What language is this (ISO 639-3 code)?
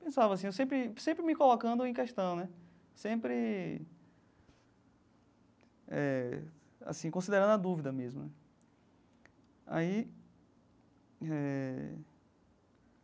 por